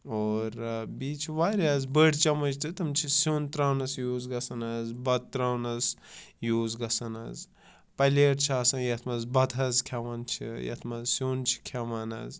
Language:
Kashmiri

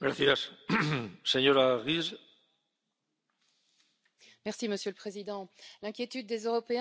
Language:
French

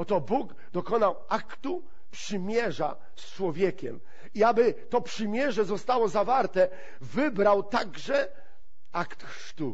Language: Polish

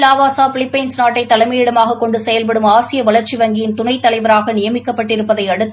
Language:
Tamil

